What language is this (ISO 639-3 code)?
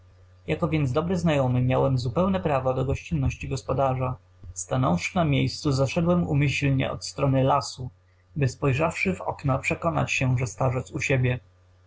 pol